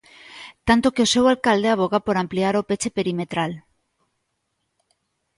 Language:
Galician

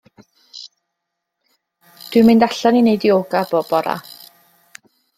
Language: Welsh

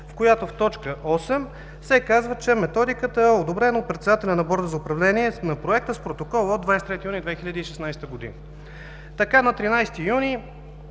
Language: Bulgarian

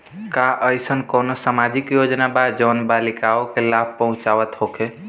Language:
Bhojpuri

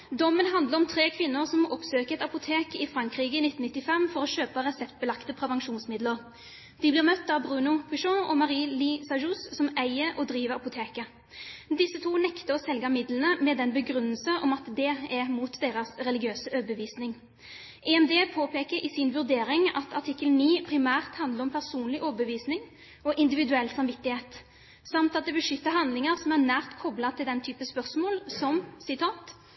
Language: Norwegian Bokmål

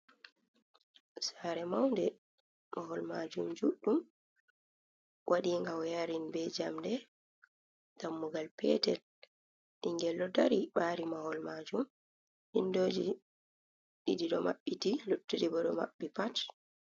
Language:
Fula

